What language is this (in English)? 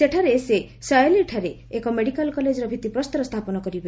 Odia